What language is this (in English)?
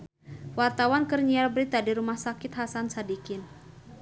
Sundanese